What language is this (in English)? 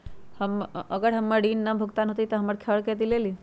Magahi